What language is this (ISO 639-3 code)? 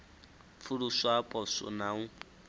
ven